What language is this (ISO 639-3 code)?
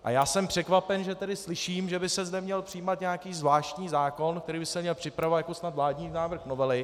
ces